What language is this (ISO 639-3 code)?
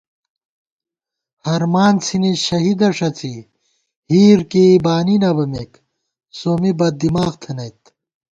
gwt